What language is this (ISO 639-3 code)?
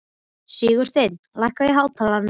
isl